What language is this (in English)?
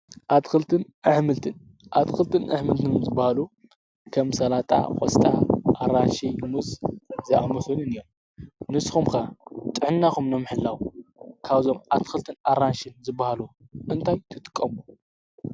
Tigrinya